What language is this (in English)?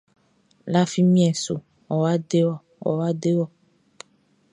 Baoulé